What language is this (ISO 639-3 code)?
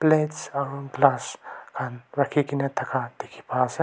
nag